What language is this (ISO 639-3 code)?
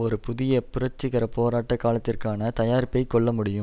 tam